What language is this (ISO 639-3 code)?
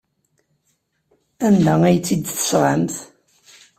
kab